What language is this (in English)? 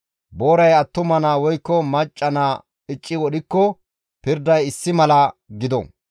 Gamo